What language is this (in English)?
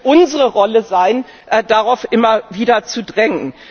German